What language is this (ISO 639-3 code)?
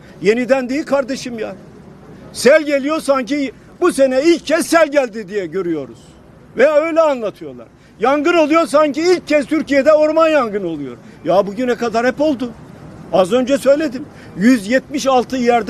tur